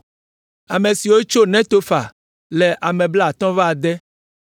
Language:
Ewe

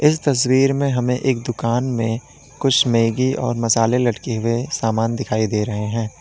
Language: Hindi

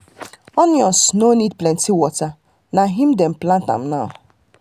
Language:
Nigerian Pidgin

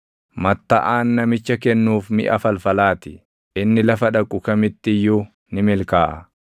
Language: Oromo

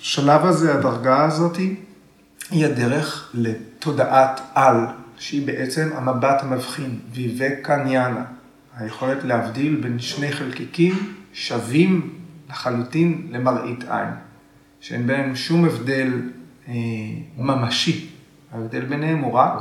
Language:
Hebrew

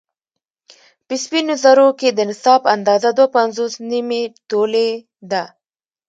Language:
Pashto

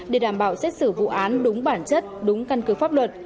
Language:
Vietnamese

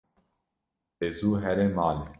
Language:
Kurdish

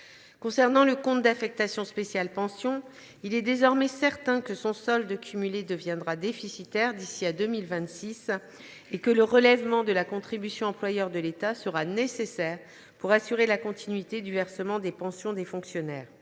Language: French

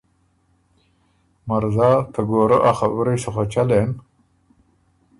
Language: Ormuri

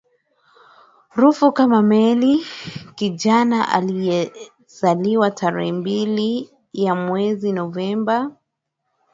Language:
Swahili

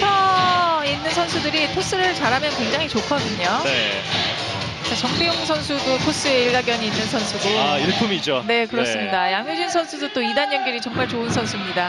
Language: Korean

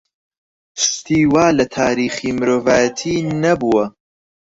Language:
Central Kurdish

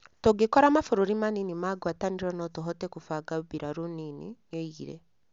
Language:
Kikuyu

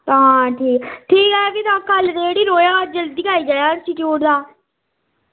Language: Dogri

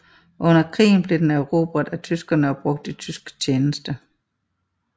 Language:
Danish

